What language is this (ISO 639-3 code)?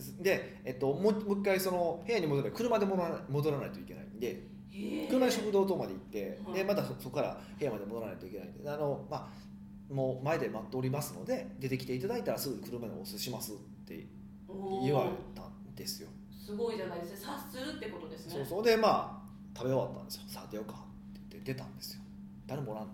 jpn